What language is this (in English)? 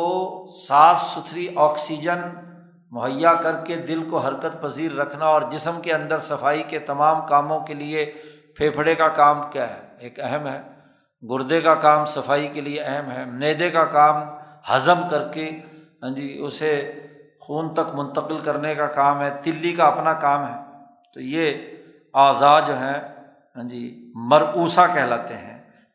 Urdu